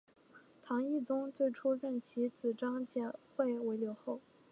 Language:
Chinese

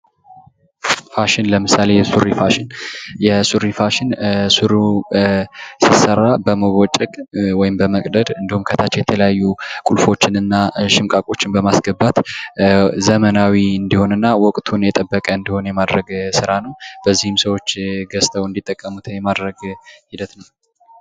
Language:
Amharic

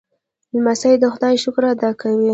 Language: Pashto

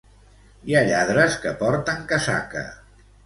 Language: Catalan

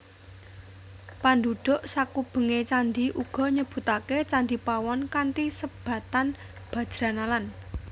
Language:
Javanese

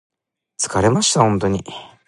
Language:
Japanese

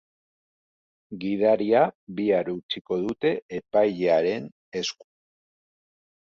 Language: Basque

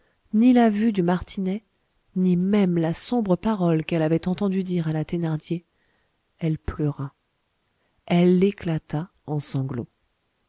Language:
French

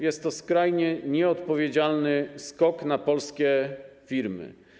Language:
Polish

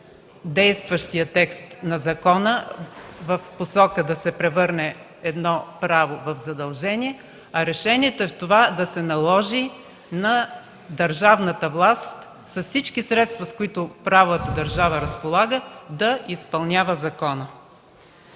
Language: Bulgarian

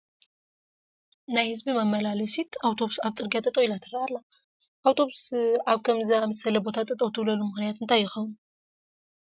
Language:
Tigrinya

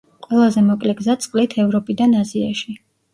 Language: Georgian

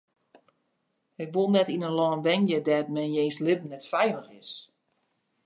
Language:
Western Frisian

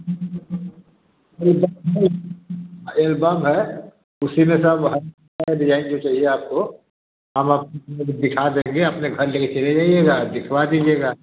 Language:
Hindi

